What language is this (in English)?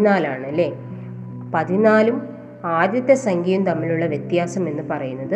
Malayalam